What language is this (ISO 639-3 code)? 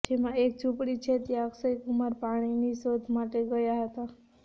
guj